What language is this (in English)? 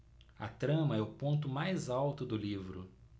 Portuguese